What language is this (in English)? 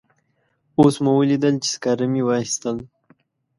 Pashto